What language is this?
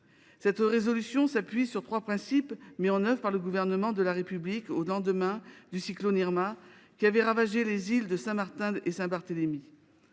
French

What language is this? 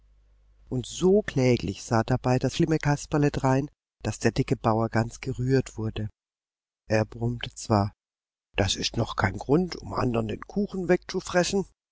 German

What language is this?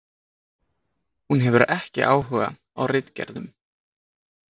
Icelandic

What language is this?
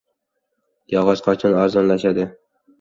Uzbek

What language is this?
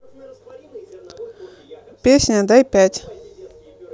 Russian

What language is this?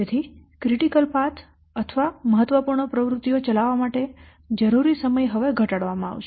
Gujarati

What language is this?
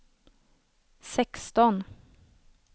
Swedish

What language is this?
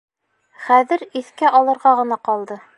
Bashkir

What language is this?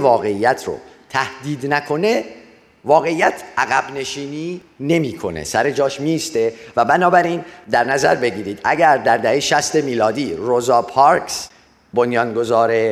Persian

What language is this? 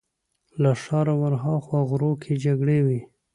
Pashto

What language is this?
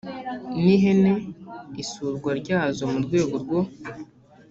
Kinyarwanda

